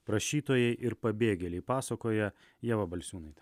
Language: Lithuanian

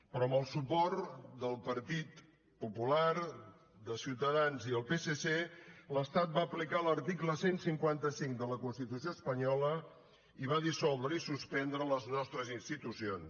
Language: Catalan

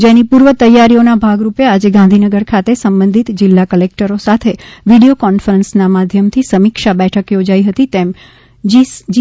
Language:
Gujarati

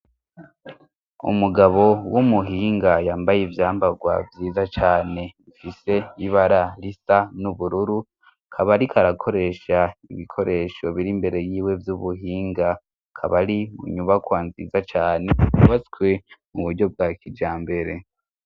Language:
Rundi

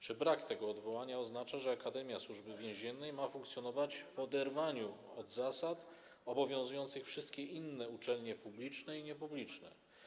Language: Polish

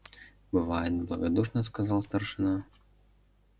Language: Russian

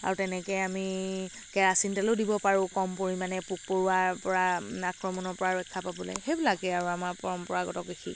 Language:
Assamese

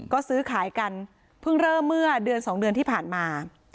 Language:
Thai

